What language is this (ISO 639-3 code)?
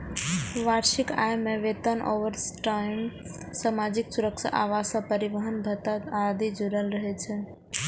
mai